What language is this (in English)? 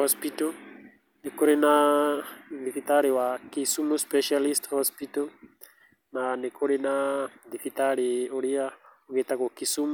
Kikuyu